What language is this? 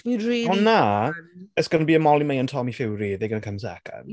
Welsh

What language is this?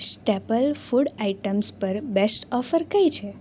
Gujarati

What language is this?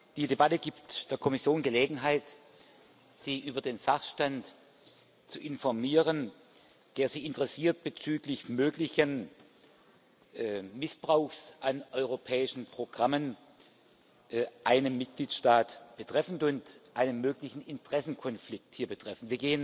German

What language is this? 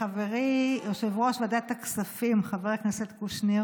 Hebrew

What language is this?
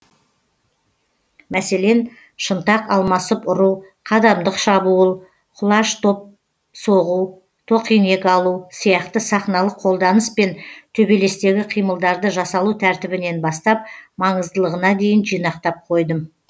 Kazakh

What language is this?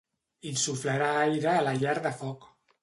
Catalan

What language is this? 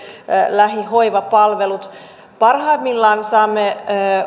Finnish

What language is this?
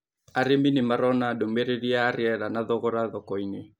Kikuyu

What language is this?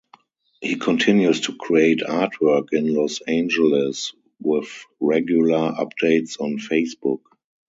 English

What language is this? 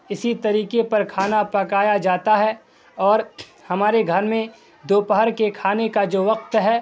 Urdu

